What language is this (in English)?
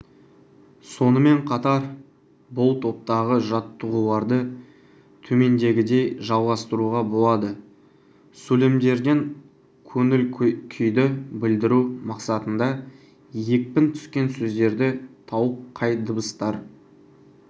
Kazakh